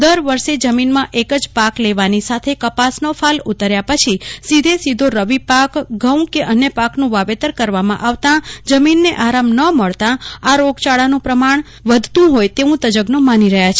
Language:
Gujarati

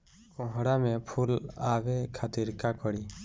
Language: Bhojpuri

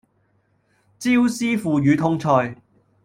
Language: Cantonese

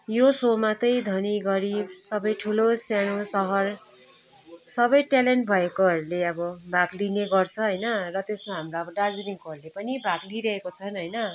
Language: Nepali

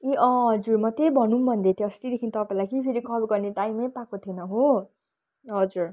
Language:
Nepali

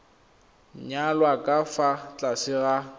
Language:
Tswana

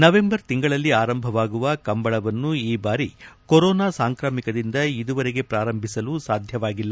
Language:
Kannada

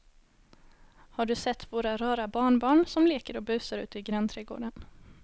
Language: Swedish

